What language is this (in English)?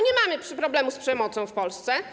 Polish